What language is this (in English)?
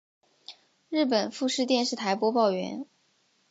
Chinese